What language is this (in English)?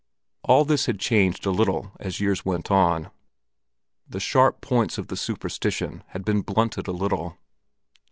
English